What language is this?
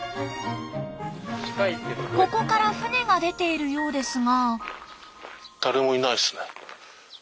Japanese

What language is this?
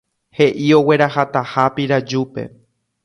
Guarani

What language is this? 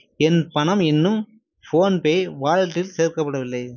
Tamil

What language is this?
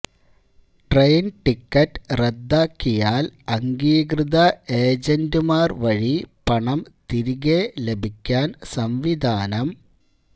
Malayalam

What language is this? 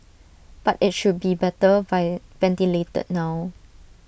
English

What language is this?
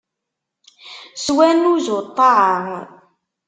Kabyle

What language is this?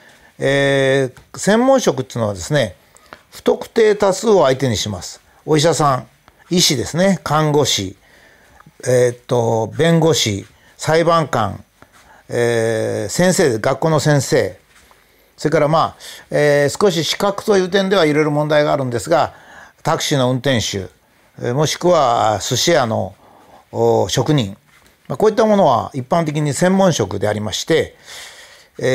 Japanese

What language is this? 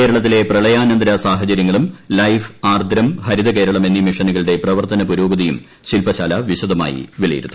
Malayalam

